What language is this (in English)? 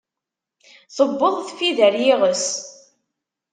Kabyle